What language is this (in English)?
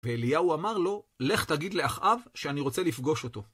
Hebrew